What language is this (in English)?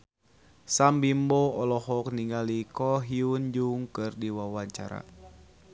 Sundanese